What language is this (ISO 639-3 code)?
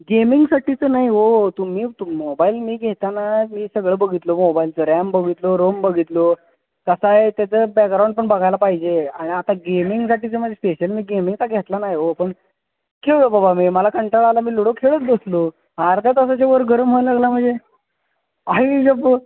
mar